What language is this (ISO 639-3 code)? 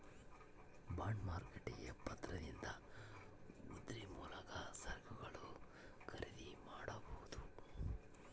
kan